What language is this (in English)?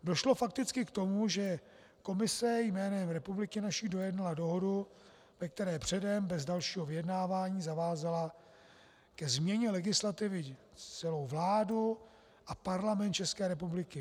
Czech